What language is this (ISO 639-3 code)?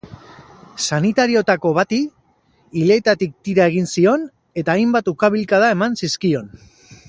eus